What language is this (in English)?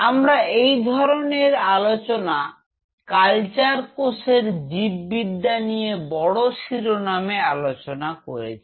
Bangla